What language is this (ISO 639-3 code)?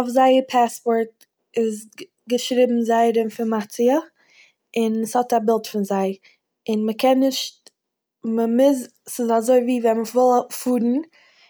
yid